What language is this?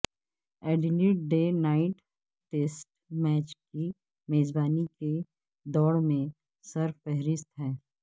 Urdu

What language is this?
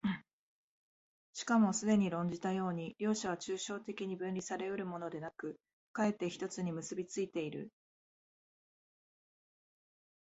Japanese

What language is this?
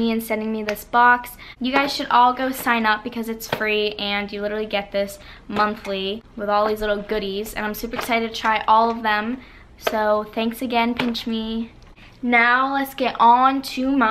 English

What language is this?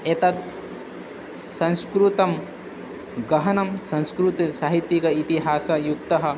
Sanskrit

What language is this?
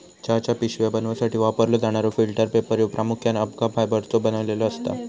Marathi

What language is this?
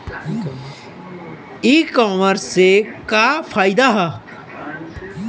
Bhojpuri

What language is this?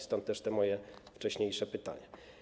Polish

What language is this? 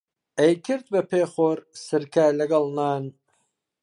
Central Kurdish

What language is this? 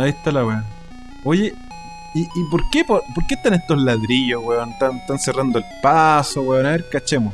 Spanish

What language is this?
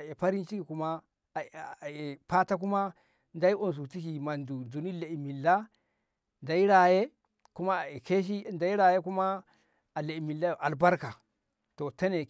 Ngamo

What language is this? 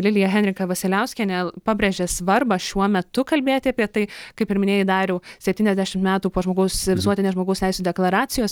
Lithuanian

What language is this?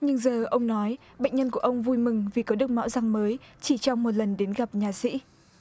Vietnamese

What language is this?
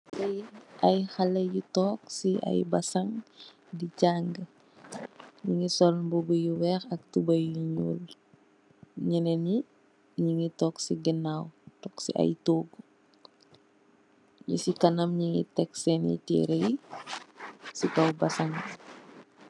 Wolof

